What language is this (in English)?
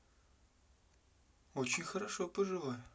Russian